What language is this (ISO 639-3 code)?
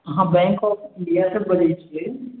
mai